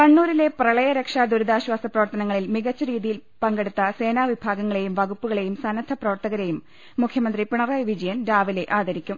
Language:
Malayalam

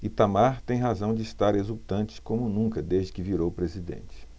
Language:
Portuguese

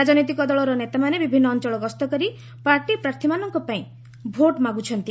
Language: Odia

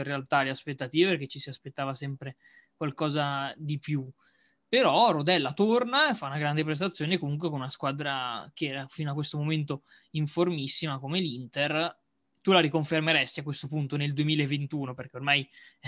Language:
Italian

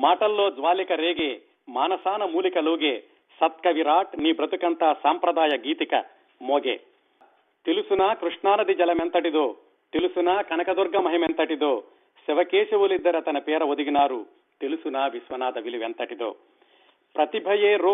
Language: Telugu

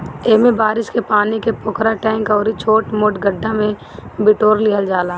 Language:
Bhojpuri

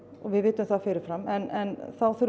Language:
Icelandic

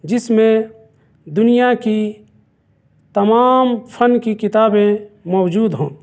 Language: Urdu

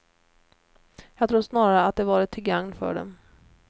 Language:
Swedish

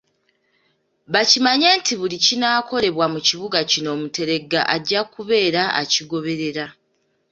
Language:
Ganda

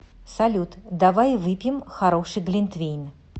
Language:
Russian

